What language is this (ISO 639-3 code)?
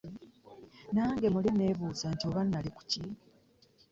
lug